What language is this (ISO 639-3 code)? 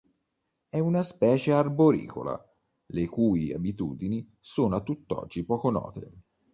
ita